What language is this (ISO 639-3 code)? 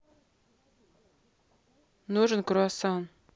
rus